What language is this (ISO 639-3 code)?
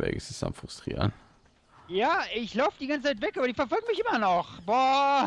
deu